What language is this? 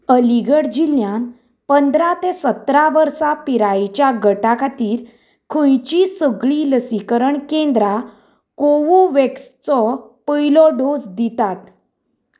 Konkani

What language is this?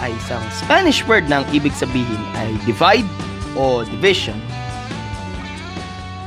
Filipino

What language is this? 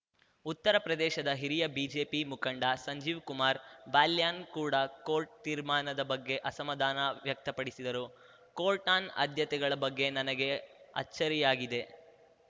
Kannada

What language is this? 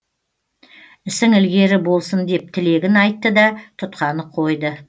Kazakh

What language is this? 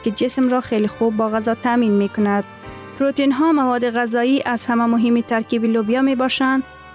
Persian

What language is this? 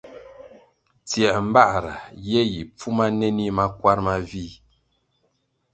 Kwasio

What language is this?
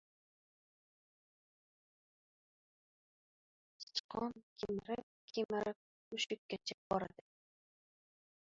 Uzbek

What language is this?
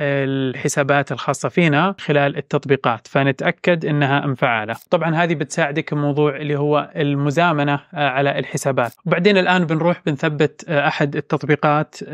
Arabic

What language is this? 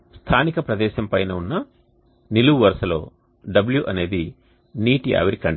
Telugu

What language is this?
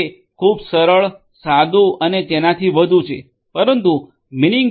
Gujarati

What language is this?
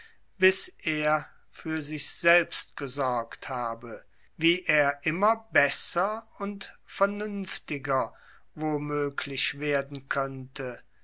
German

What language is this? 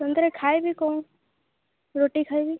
Odia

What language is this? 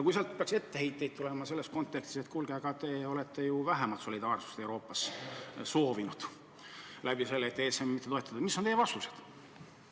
Estonian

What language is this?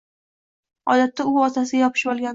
Uzbek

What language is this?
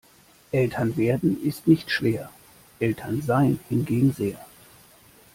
German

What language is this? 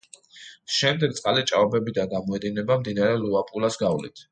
Georgian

